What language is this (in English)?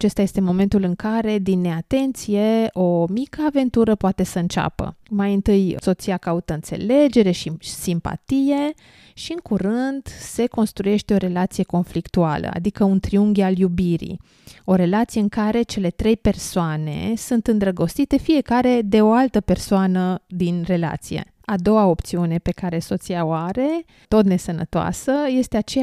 Romanian